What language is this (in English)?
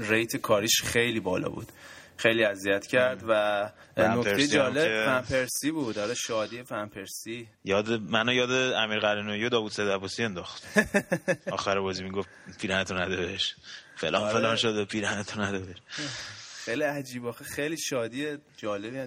Persian